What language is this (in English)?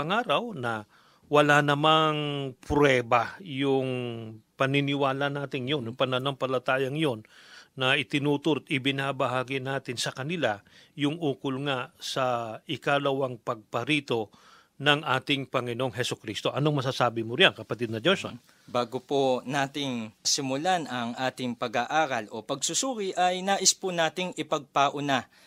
Filipino